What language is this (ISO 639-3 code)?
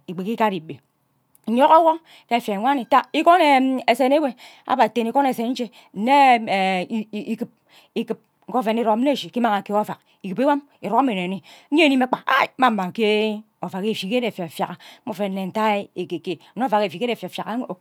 byc